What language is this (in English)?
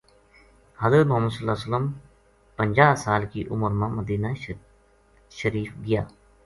Gujari